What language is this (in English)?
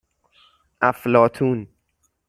Persian